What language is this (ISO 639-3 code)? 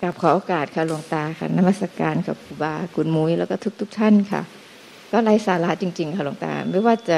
tha